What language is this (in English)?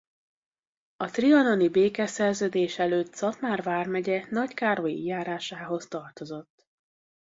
Hungarian